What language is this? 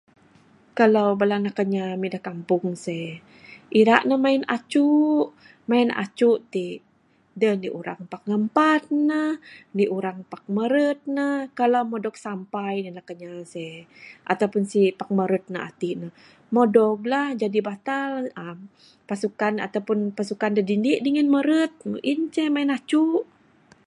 Bukar-Sadung Bidayuh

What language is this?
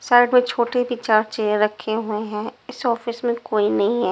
Hindi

